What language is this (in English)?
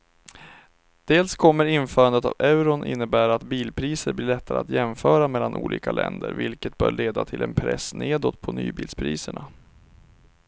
Swedish